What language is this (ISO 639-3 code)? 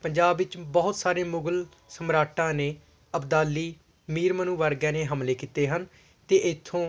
pan